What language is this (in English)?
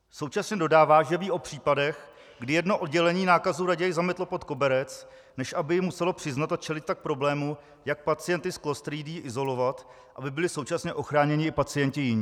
Czech